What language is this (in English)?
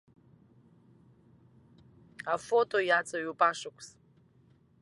Abkhazian